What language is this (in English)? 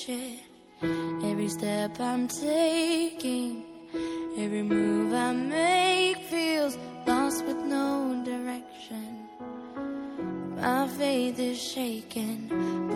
Chinese